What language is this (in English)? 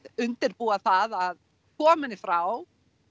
Icelandic